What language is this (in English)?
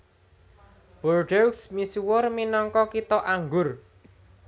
Javanese